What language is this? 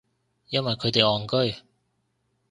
Cantonese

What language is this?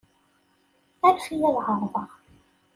Kabyle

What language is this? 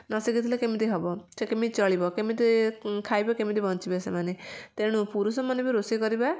Odia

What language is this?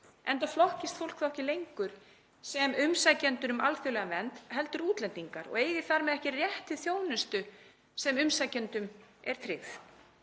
Icelandic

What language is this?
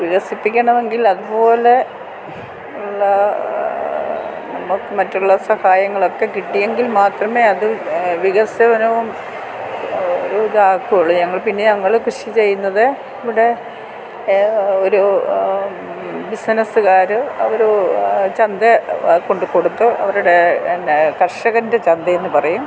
Malayalam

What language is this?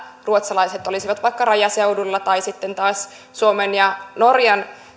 Finnish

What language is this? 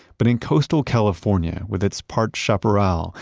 English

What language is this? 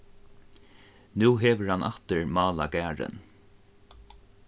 Faroese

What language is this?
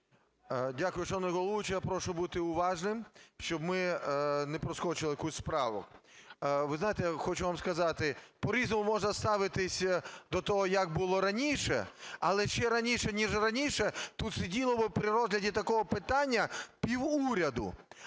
Ukrainian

